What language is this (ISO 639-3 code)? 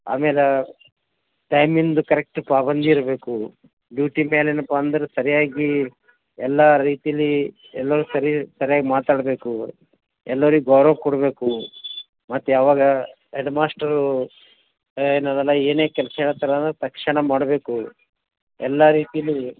kan